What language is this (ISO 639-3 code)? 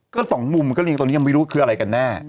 tha